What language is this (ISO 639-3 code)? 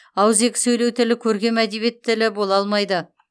kaz